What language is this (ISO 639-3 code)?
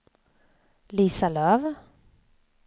swe